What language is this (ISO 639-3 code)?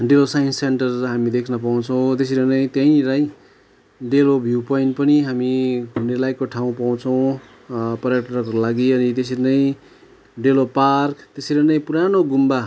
nep